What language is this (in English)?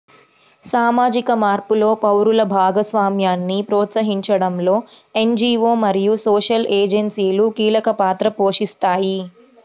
Telugu